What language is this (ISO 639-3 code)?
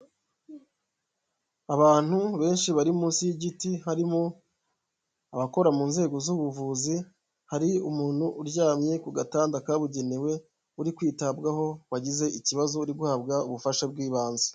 kin